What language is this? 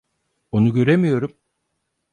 Turkish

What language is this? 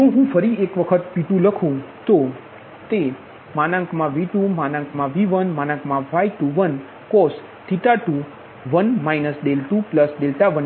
Gujarati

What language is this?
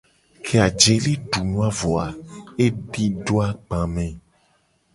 Gen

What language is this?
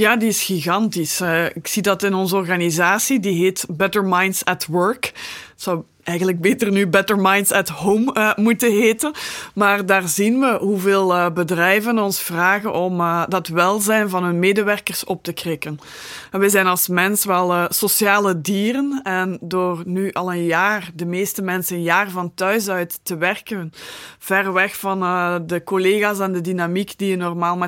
Dutch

